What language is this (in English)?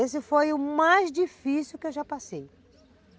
Portuguese